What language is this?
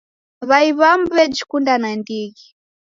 Taita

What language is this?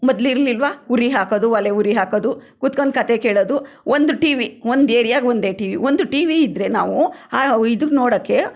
Kannada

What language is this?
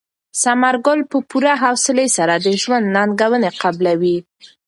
Pashto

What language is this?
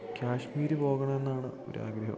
Malayalam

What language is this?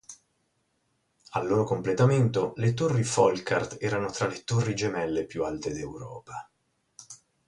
Italian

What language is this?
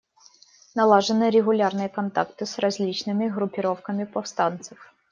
Russian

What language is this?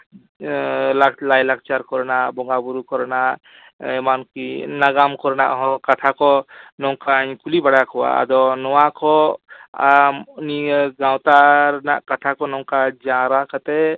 Santali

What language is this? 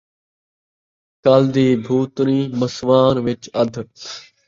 Saraiki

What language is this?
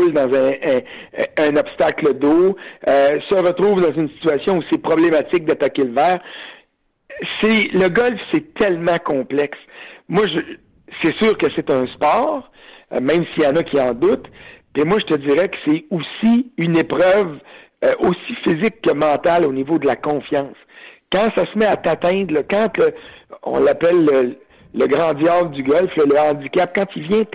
French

